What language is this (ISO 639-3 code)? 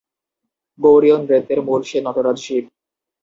ben